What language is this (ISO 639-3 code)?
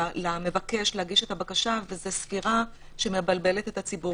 heb